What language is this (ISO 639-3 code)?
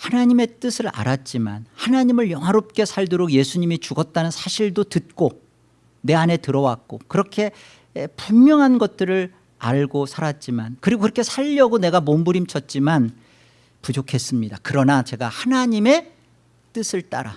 kor